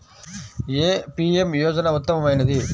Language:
Telugu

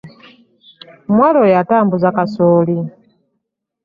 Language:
Ganda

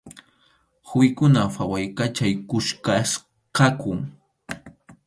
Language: Arequipa-La Unión Quechua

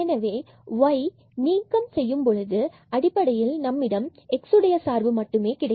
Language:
Tamil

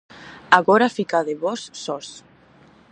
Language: Galician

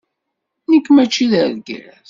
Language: Kabyle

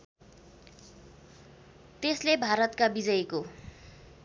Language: Nepali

